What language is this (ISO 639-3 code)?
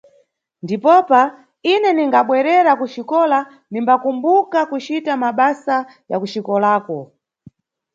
nyu